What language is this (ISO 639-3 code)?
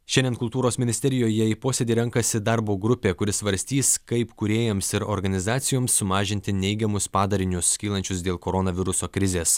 lit